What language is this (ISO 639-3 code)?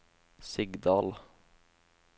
nor